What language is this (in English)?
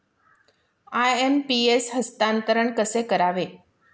Marathi